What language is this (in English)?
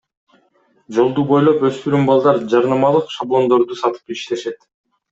Kyrgyz